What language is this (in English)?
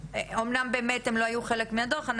Hebrew